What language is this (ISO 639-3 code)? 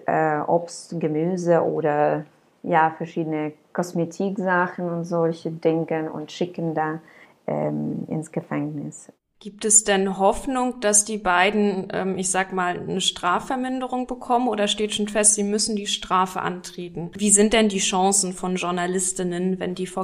deu